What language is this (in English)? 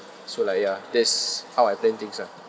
English